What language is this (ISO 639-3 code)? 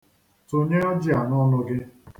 ibo